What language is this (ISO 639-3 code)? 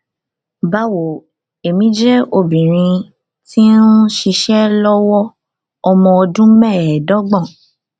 yor